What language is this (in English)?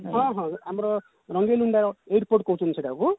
Odia